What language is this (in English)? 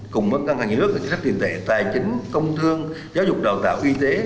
Vietnamese